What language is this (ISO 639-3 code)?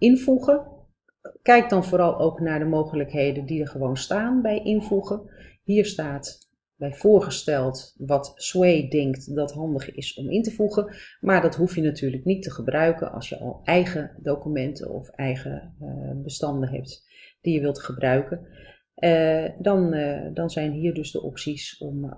nld